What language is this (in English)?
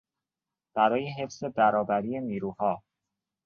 Persian